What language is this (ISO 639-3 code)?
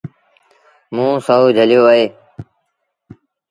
sbn